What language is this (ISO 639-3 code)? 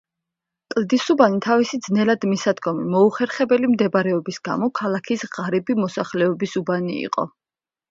kat